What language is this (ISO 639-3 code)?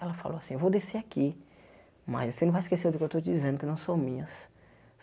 por